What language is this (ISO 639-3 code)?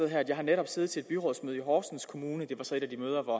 dan